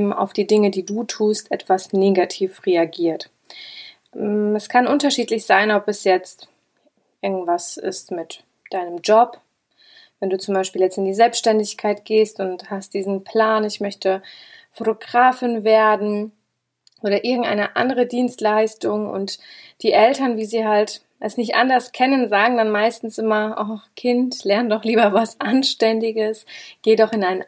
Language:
German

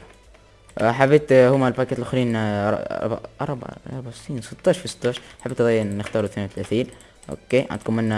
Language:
Arabic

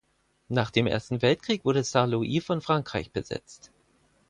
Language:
German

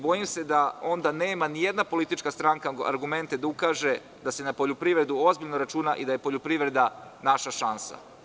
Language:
Serbian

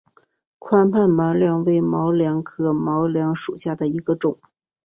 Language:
Chinese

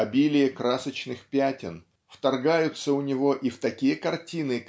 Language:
Russian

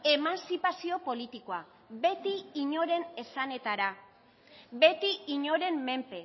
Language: Basque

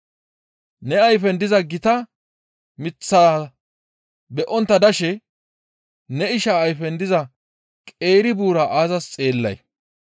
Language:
Gamo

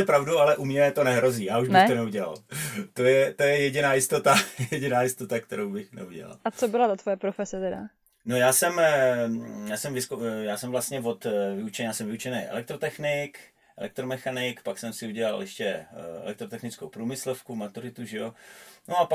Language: Czech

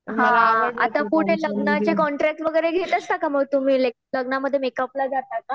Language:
Marathi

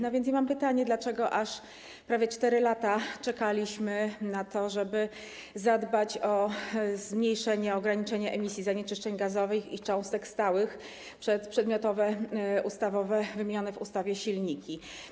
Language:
Polish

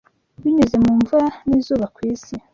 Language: Kinyarwanda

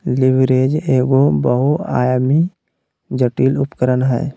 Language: Magahi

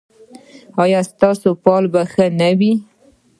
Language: Pashto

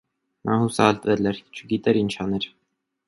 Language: Armenian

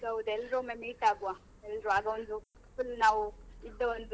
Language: Kannada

